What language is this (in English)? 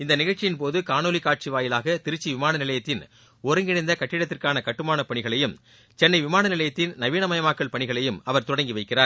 Tamil